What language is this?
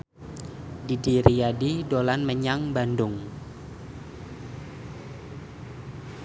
Javanese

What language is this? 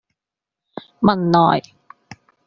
Cantonese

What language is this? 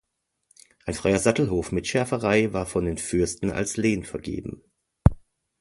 German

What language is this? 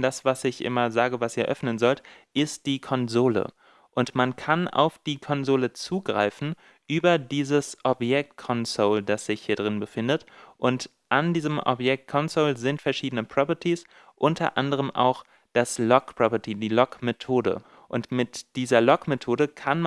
German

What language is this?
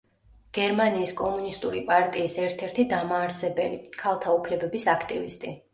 Georgian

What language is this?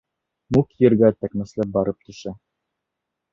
Bashkir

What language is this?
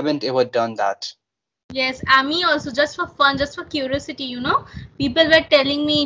English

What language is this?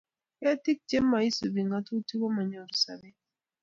Kalenjin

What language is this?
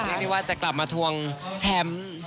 Thai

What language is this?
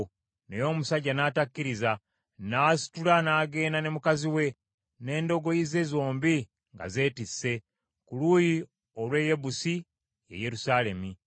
Ganda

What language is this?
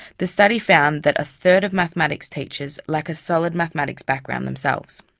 English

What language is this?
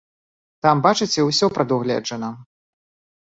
Belarusian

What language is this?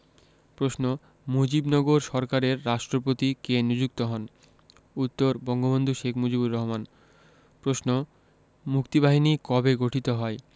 Bangla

